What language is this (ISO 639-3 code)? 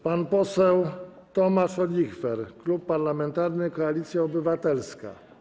pol